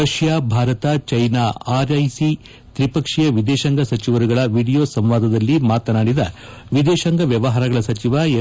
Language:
Kannada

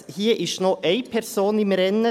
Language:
Swiss German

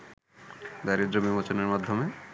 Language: Bangla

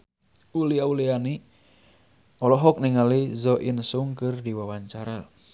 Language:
Sundanese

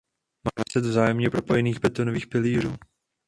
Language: Czech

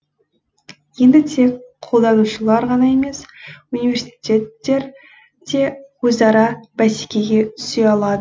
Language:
Kazakh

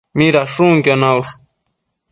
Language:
Matsés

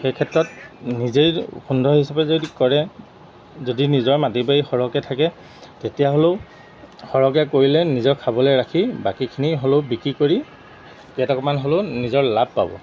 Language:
Assamese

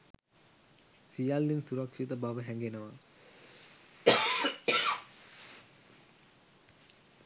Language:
Sinhala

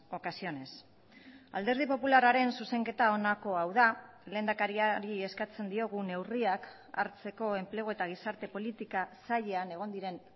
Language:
Basque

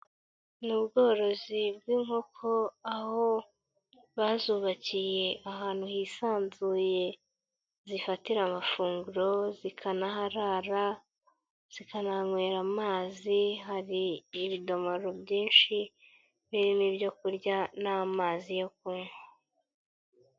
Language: Kinyarwanda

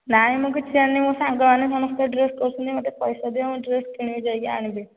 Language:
Odia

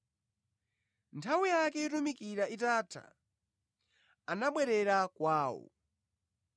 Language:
Nyanja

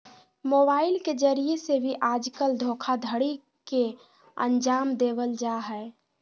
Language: Magahi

